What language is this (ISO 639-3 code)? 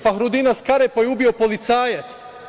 srp